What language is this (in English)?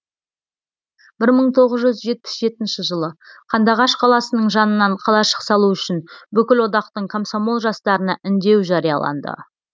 Kazakh